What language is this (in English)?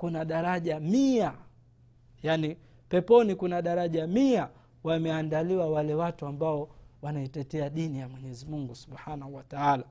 Swahili